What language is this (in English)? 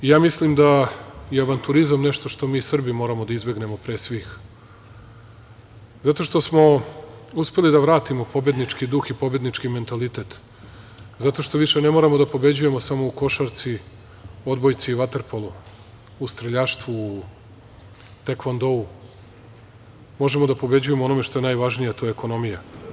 Serbian